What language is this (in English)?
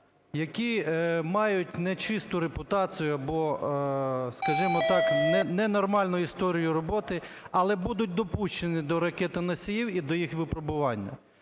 Ukrainian